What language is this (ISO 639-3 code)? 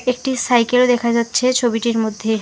ben